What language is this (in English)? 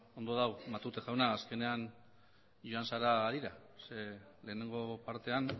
Basque